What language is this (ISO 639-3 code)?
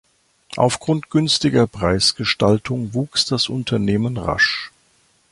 deu